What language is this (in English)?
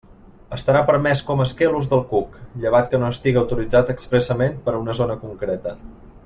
Catalan